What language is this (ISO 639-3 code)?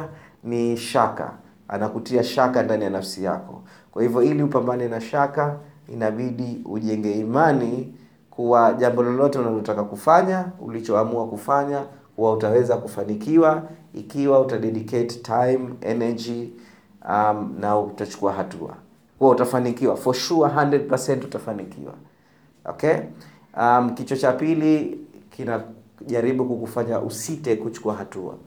swa